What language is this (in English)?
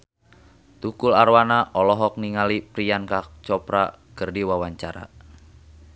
Sundanese